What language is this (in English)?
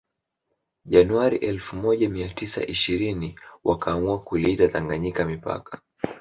Swahili